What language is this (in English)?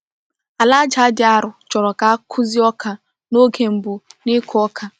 Igbo